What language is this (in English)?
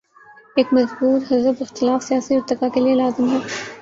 Urdu